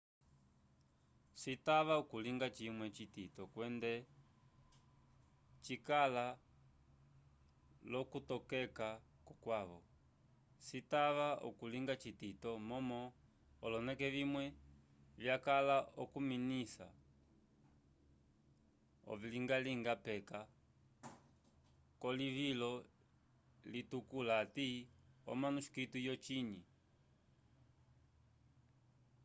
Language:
Umbundu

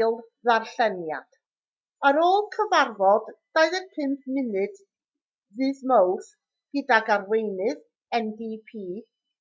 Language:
Welsh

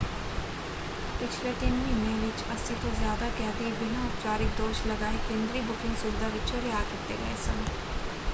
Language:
Punjabi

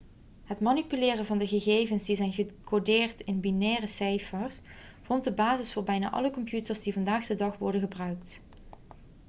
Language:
Dutch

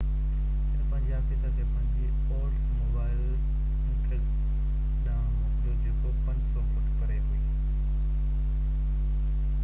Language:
Sindhi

